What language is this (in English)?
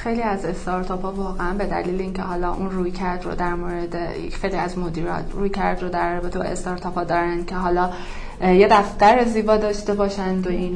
Persian